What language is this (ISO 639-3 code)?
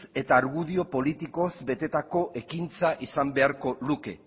eus